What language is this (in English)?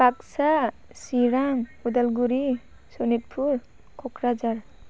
Bodo